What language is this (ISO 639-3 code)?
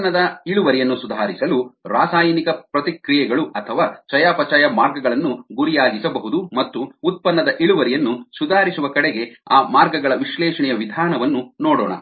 kan